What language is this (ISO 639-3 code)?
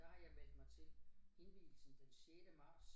dan